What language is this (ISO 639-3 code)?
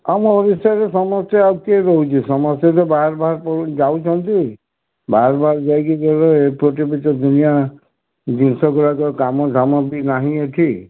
ori